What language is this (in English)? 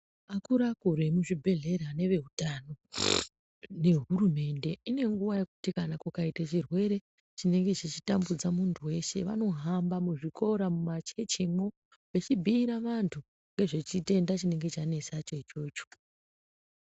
Ndau